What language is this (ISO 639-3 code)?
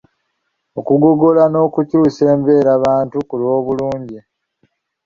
lug